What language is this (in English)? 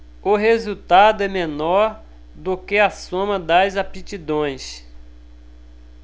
Portuguese